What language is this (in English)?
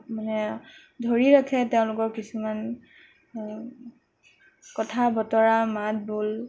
Assamese